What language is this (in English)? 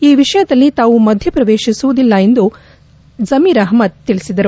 Kannada